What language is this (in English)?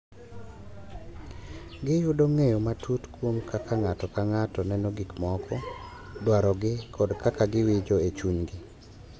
Luo (Kenya and Tanzania)